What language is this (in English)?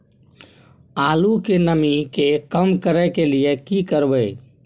Maithili